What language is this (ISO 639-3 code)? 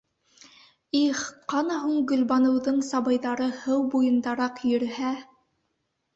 bak